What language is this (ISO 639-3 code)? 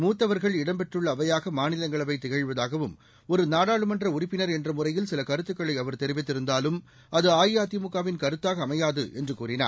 tam